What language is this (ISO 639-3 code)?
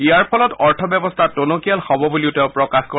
asm